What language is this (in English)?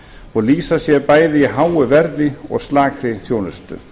Icelandic